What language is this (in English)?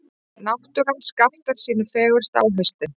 Icelandic